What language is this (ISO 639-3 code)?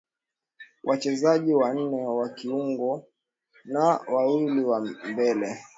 swa